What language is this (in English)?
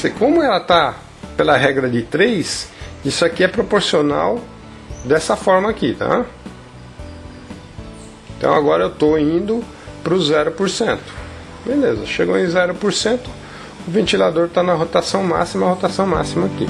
Portuguese